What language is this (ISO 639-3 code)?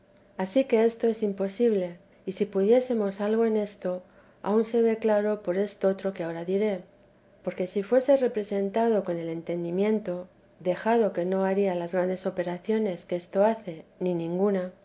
spa